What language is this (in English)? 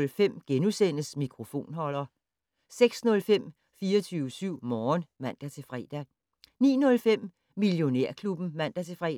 Danish